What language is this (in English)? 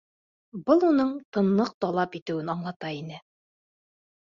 Bashkir